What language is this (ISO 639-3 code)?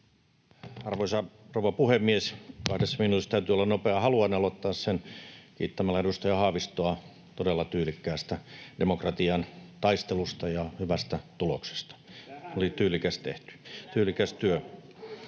fin